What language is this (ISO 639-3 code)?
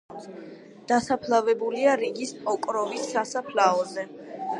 kat